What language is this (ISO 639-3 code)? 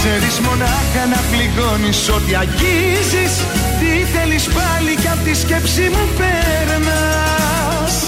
ell